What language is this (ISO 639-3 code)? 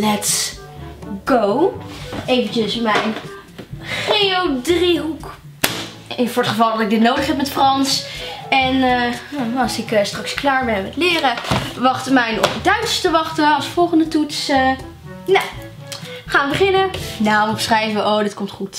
nld